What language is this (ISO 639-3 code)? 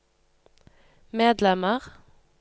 nor